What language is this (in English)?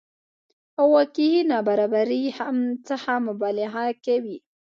Pashto